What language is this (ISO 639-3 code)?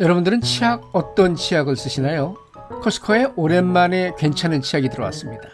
kor